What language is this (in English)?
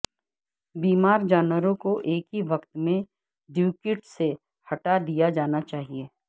Urdu